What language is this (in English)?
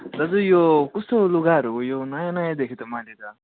Nepali